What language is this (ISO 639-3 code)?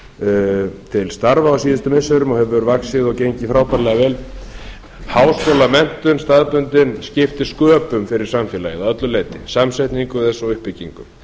isl